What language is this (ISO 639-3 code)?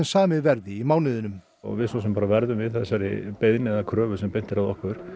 isl